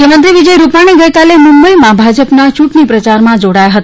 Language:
Gujarati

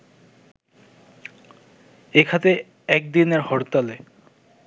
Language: Bangla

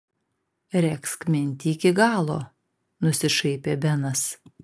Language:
Lithuanian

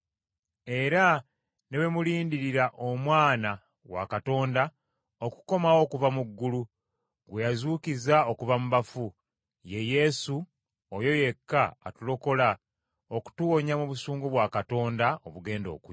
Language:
Ganda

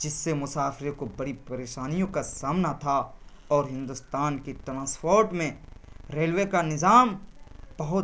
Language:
Urdu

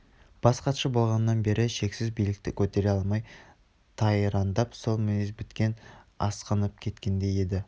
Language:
Kazakh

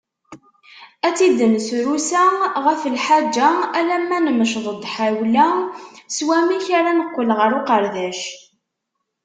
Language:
Kabyle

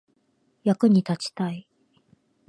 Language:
Japanese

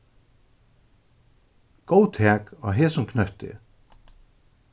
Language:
Faroese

